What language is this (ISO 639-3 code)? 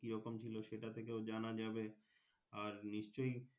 ben